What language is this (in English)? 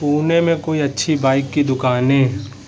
Urdu